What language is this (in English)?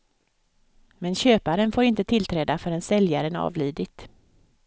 Swedish